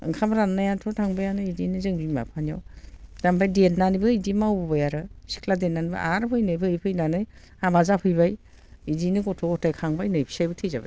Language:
Bodo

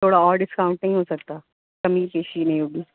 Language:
Urdu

